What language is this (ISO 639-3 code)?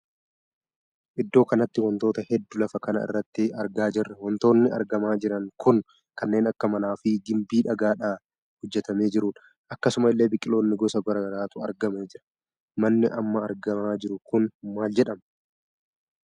orm